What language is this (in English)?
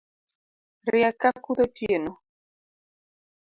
Luo (Kenya and Tanzania)